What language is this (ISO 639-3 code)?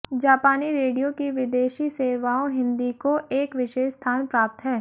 hin